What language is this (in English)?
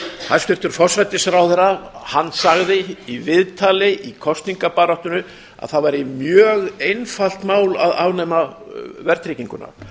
Icelandic